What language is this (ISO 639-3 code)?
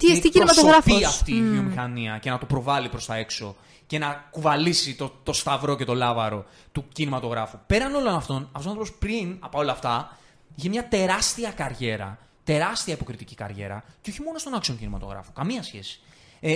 ell